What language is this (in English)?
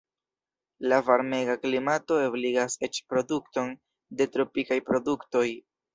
Esperanto